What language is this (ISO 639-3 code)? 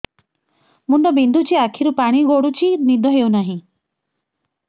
ori